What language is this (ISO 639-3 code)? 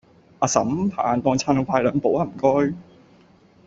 yue